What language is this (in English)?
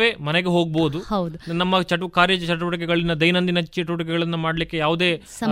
Kannada